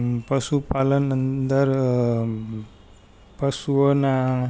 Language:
Gujarati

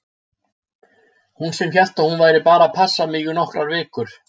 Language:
Icelandic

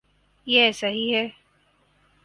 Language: Urdu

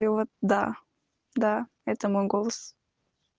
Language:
Russian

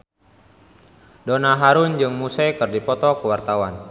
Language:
Sundanese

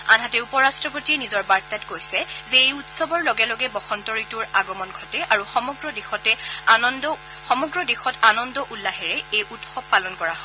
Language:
Assamese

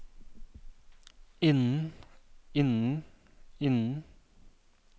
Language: Norwegian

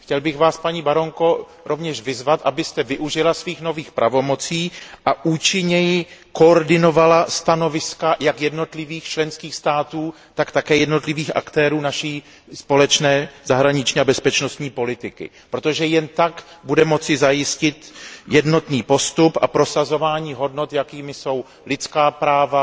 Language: Czech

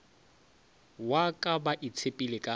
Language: Northern Sotho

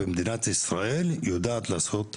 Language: Hebrew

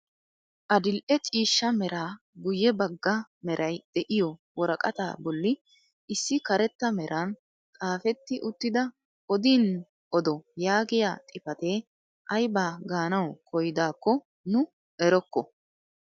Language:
Wolaytta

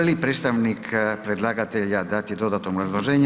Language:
Croatian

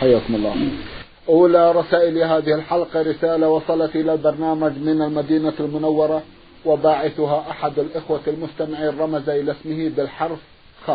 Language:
Arabic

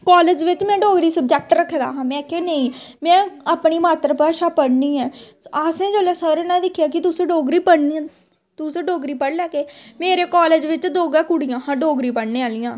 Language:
Dogri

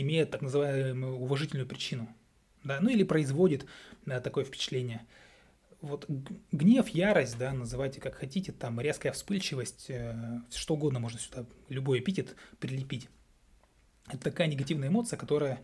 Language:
Russian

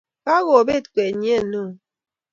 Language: Kalenjin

